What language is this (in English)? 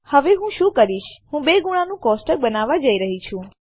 Gujarati